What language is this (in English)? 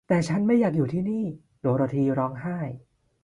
Thai